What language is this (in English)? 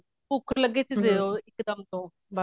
Punjabi